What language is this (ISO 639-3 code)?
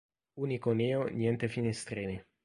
ita